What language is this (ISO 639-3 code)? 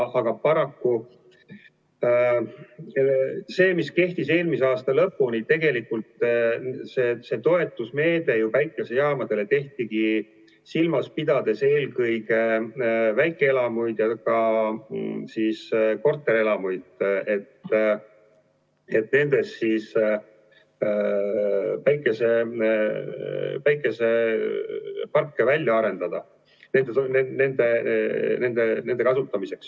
est